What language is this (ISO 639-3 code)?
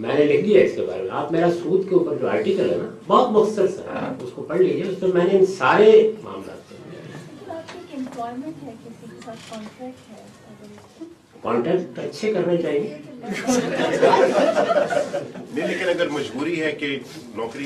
urd